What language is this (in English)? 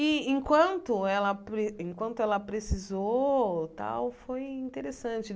Portuguese